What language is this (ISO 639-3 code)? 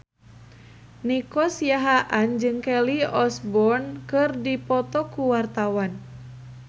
sun